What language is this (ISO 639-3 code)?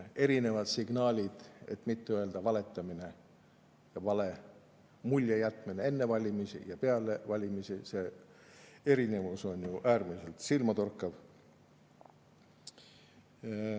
est